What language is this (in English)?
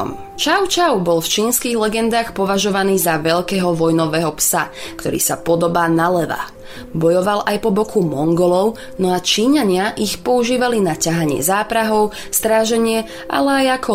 Slovak